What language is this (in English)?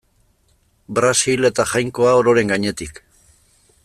Basque